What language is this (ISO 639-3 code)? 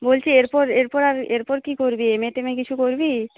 ben